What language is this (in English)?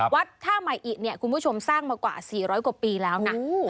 Thai